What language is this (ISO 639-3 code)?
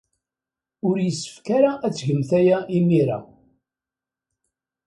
kab